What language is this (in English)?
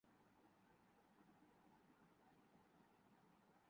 Urdu